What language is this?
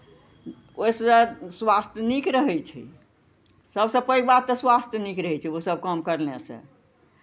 Maithili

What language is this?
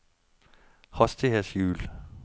Norwegian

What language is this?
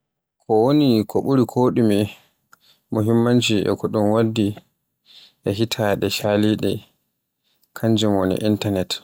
Borgu Fulfulde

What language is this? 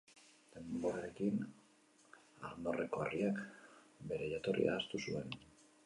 Basque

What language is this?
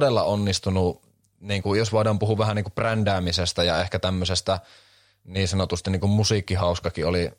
Finnish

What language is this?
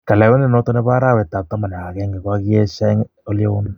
Kalenjin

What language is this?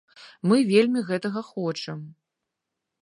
Belarusian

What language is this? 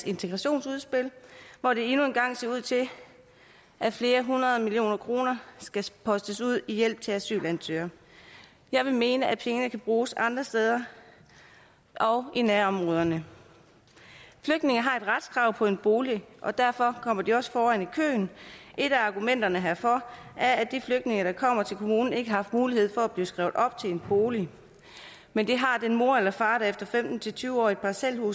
Danish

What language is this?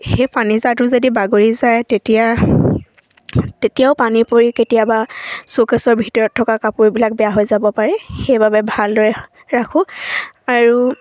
Assamese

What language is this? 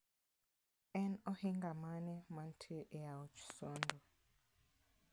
Luo (Kenya and Tanzania)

